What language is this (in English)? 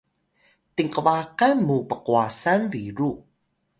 Atayal